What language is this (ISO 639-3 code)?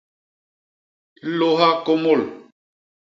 bas